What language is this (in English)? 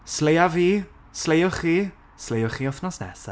Welsh